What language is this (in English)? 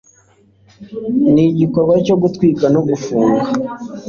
Kinyarwanda